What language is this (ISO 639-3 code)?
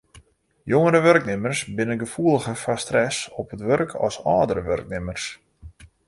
fry